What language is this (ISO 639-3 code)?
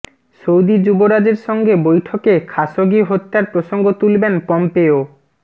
ben